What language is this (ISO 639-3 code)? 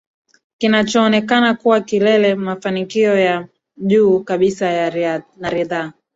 swa